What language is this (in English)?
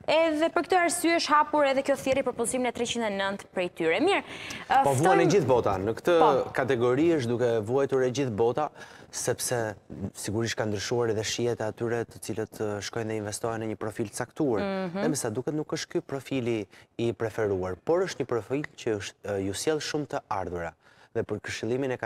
Romanian